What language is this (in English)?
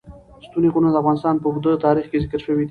Pashto